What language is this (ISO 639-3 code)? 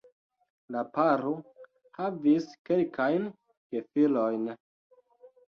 epo